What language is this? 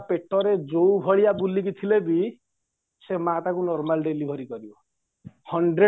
Odia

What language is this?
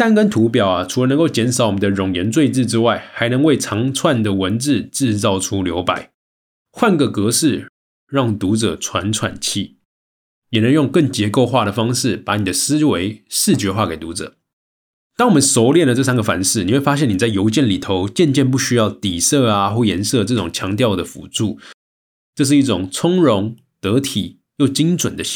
Chinese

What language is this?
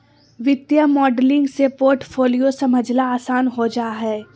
Magahi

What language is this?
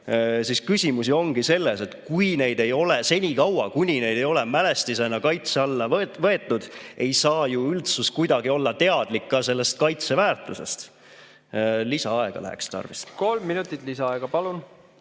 Estonian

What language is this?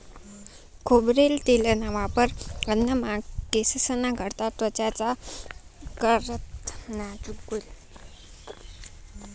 Marathi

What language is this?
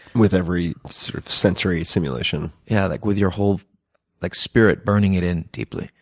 English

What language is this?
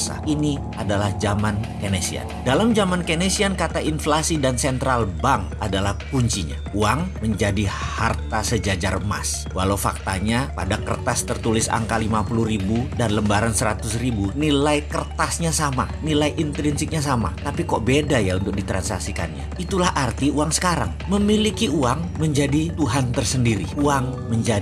Indonesian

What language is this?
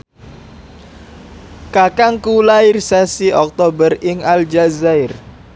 Javanese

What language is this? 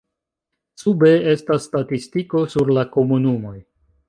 Esperanto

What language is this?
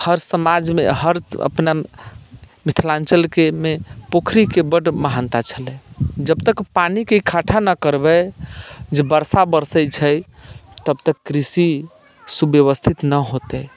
Maithili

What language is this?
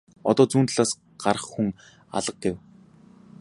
Mongolian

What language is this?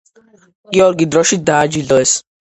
Georgian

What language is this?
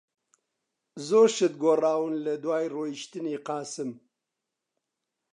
Central Kurdish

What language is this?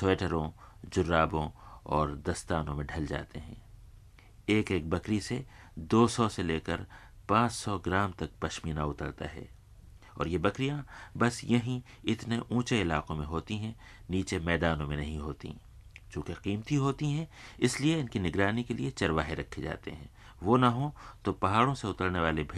Hindi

